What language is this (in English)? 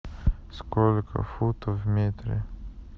Russian